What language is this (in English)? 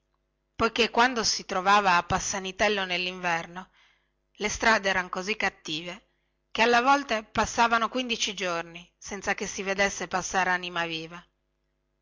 Italian